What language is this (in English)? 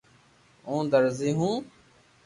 Loarki